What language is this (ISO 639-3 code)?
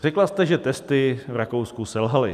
ces